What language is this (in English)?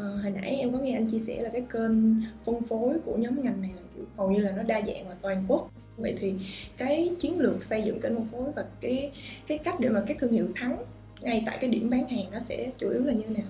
Vietnamese